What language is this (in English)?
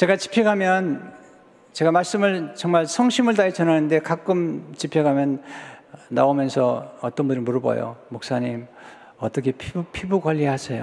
Korean